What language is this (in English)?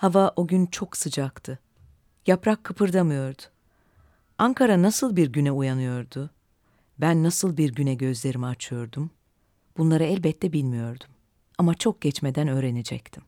Turkish